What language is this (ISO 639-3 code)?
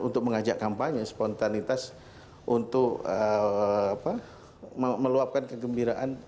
ind